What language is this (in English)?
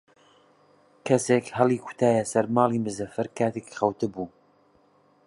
Central Kurdish